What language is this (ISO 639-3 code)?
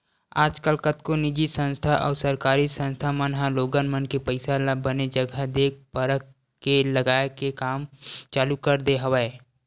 hne